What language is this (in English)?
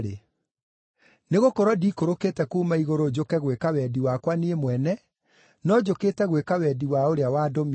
Kikuyu